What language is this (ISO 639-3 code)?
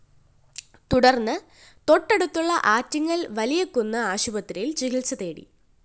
mal